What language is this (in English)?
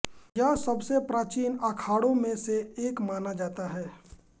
Hindi